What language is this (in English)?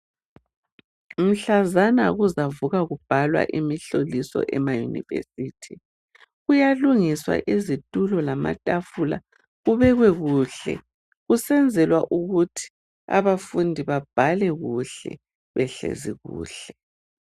North Ndebele